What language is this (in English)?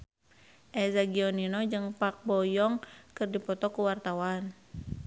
Sundanese